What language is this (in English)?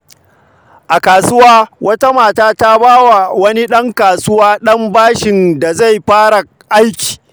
Hausa